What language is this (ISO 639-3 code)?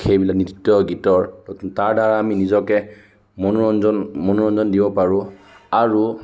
asm